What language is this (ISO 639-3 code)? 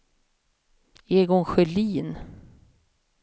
swe